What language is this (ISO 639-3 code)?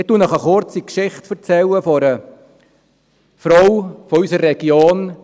gsw